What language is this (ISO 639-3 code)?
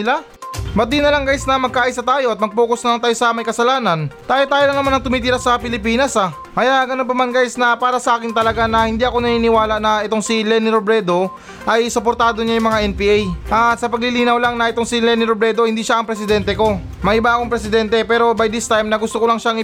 fil